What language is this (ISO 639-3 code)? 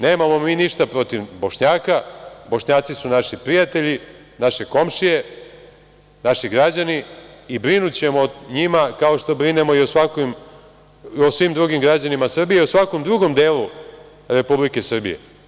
srp